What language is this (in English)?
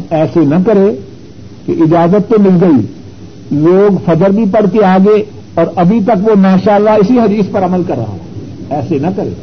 Urdu